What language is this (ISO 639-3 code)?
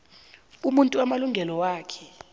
nbl